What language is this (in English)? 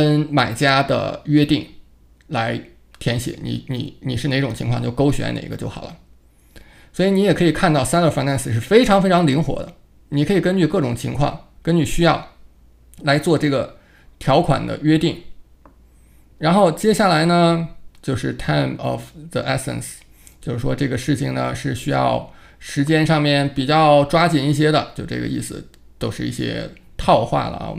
Chinese